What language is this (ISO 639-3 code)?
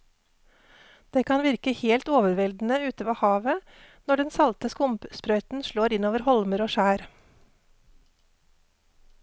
nor